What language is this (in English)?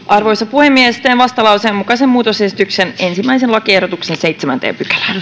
Finnish